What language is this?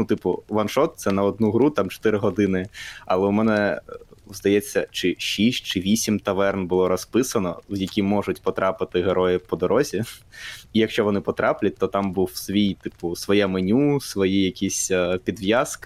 Ukrainian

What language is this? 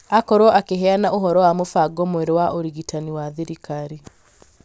Kikuyu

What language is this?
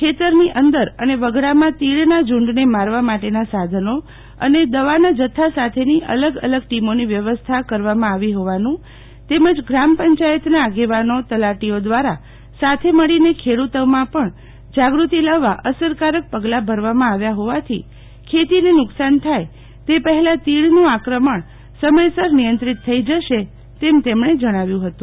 Gujarati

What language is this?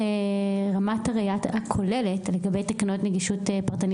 Hebrew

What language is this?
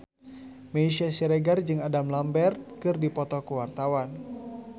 Sundanese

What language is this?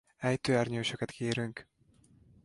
Hungarian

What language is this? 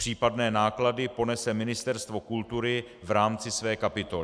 Czech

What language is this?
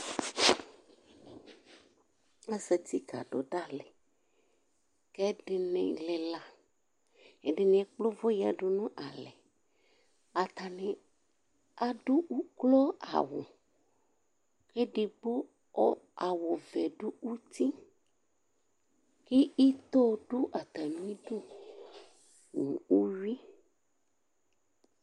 Ikposo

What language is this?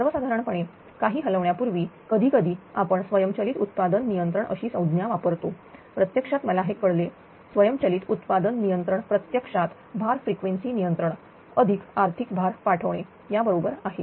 Marathi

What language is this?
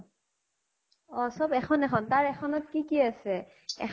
Assamese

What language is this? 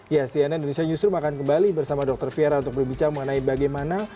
Indonesian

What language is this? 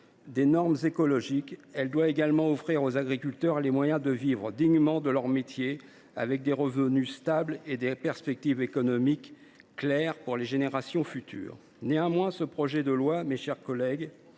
French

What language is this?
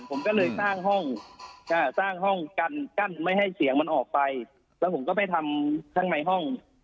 Thai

